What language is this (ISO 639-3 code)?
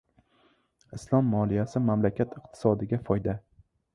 uzb